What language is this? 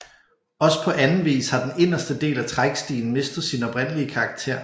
Danish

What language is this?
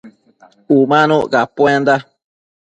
Matsés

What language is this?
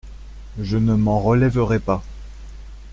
French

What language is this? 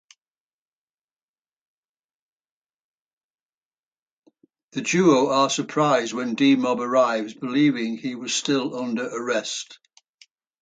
English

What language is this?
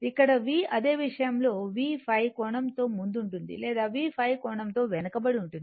Telugu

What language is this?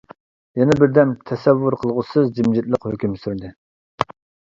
Uyghur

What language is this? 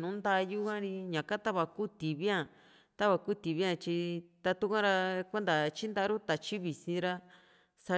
Juxtlahuaca Mixtec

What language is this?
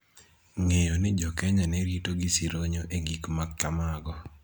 Luo (Kenya and Tanzania)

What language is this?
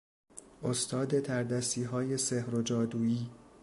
Persian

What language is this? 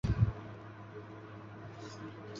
Chinese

